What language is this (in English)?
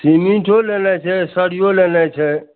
Maithili